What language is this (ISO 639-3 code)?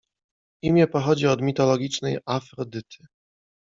pol